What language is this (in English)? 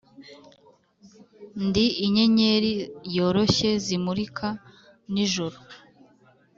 Kinyarwanda